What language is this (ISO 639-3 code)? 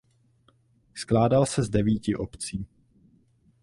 ces